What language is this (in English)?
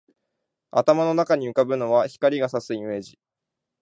Japanese